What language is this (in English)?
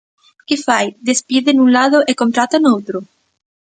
Galician